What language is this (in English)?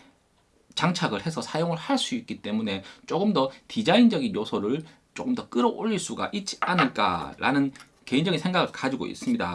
Korean